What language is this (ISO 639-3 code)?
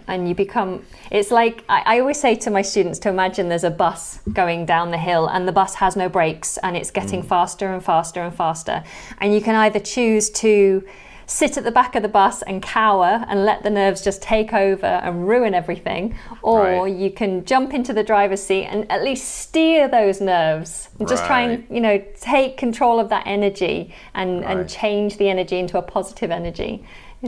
eng